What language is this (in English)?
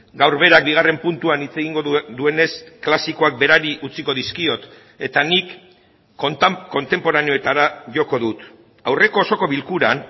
Basque